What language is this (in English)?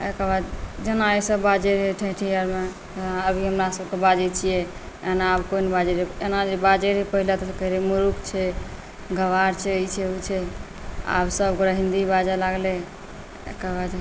Maithili